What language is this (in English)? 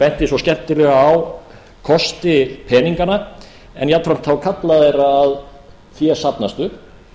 Icelandic